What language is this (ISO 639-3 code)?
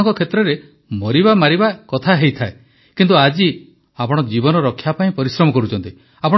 ori